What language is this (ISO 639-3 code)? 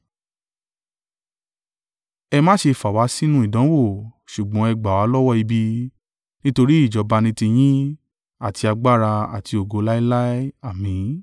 yor